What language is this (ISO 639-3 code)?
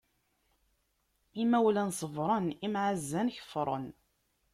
kab